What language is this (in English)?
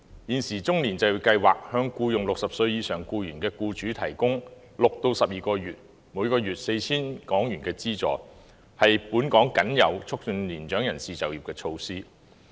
Cantonese